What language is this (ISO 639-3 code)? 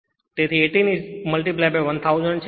guj